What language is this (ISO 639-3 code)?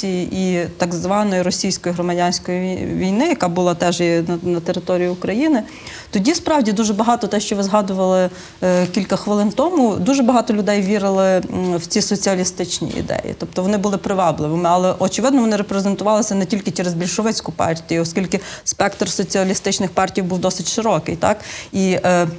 ukr